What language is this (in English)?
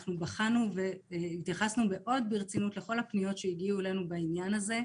Hebrew